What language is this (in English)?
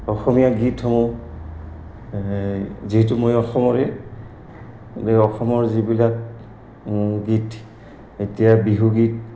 Assamese